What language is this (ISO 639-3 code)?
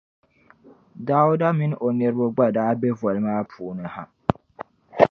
dag